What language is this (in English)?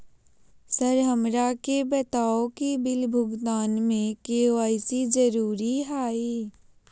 Magahi